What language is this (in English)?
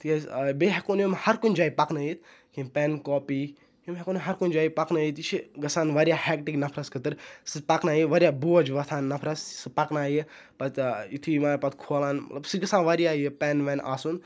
Kashmiri